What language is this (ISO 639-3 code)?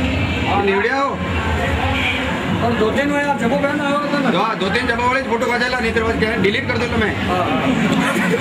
ara